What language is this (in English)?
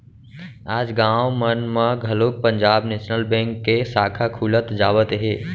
Chhattisgarhi